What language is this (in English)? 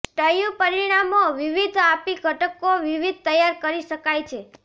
Gujarati